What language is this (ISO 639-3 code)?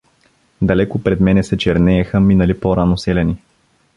bul